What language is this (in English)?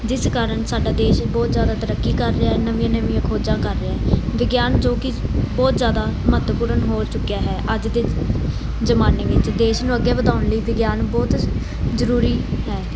Punjabi